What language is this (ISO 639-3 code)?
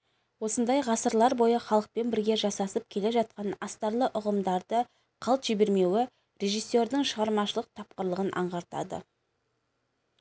kaz